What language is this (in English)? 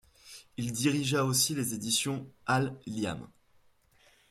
French